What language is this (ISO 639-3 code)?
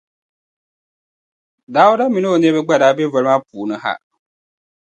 dag